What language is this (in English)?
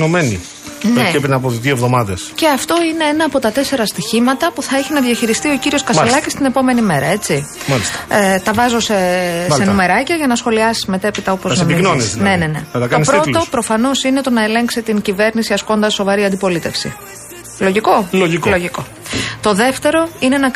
Greek